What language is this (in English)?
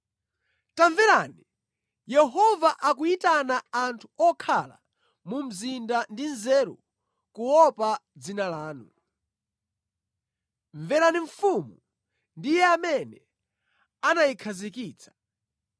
Nyanja